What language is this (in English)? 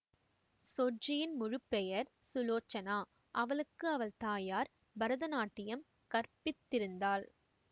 Tamil